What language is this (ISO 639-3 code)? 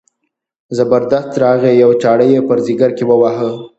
pus